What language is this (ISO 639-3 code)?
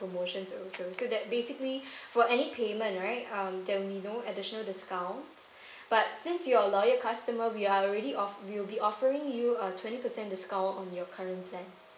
eng